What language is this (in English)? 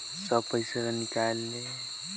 Chhattisgarhi